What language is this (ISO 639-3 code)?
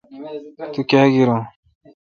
xka